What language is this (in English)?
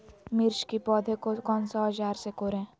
Magahi